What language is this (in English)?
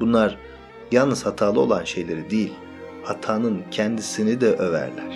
Turkish